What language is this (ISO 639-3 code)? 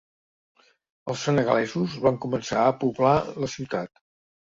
cat